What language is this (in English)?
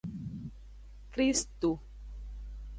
Aja (Benin)